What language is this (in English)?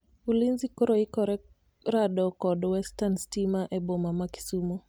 Luo (Kenya and Tanzania)